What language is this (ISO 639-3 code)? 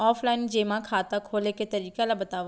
hne